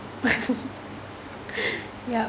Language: English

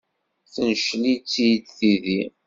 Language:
Kabyle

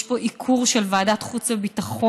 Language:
Hebrew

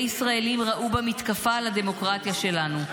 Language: Hebrew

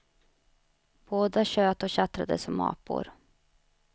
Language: Swedish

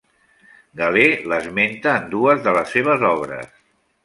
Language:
Catalan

